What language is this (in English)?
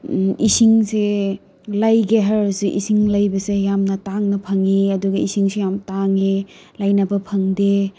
Manipuri